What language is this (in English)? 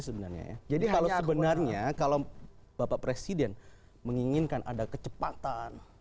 Indonesian